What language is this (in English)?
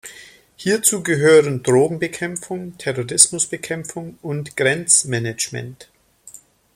German